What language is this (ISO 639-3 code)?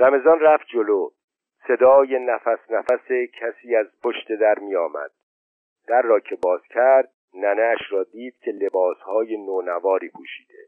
fas